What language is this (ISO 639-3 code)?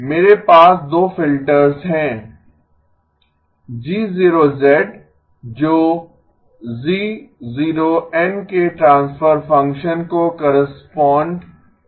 hin